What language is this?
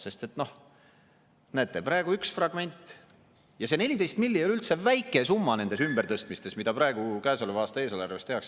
Estonian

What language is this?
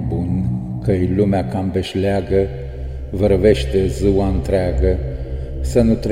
Romanian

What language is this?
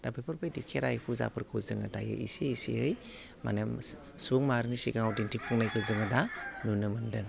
Bodo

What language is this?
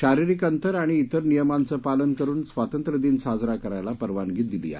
Marathi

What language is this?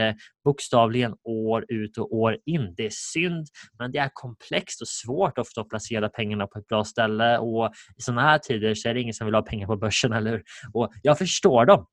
Swedish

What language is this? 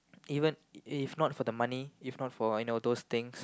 English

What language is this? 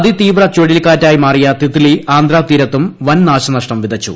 Malayalam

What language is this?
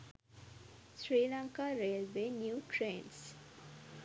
Sinhala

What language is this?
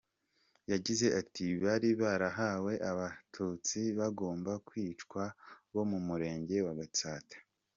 Kinyarwanda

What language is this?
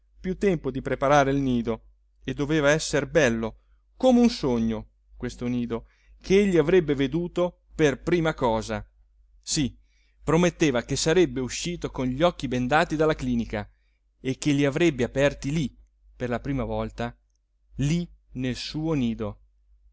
Italian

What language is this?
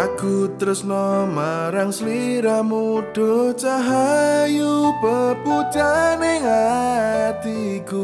Indonesian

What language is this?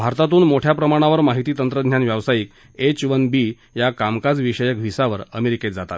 Marathi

